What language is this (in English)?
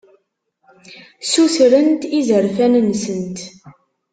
Kabyle